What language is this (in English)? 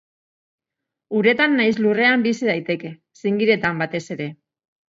Basque